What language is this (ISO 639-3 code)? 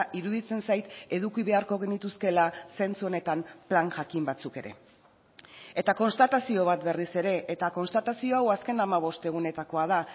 eus